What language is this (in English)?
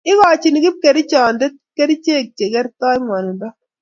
Kalenjin